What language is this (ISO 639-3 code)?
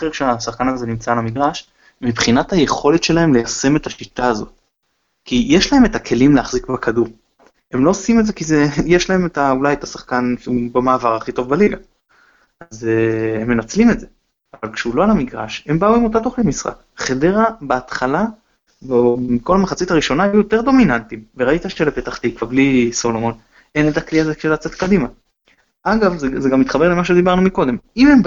heb